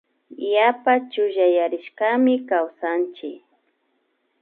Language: Imbabura Highland Quichua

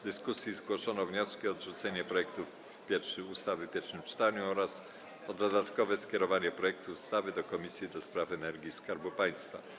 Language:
Polish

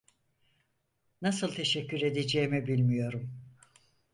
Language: Turkish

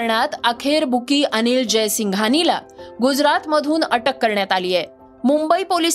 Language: Marathi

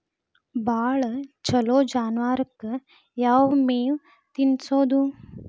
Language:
Kannada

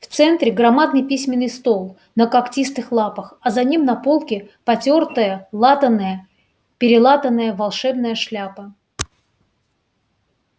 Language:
Russian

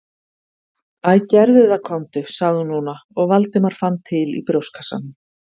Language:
Icelandic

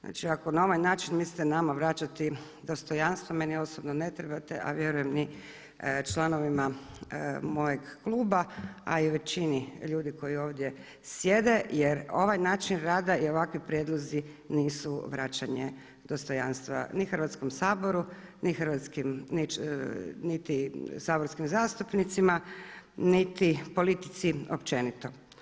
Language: Croatian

